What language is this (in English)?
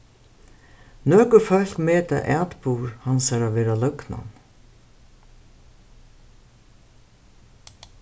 Faroese